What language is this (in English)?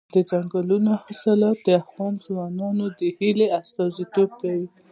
Pashto